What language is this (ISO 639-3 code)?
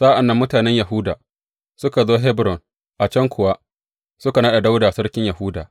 hau